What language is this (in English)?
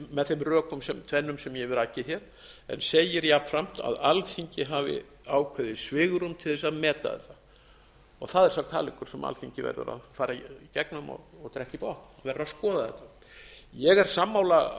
Icelandic